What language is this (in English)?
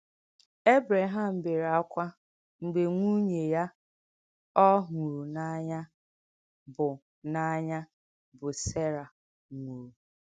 Igbo